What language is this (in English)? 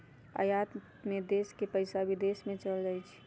Magahi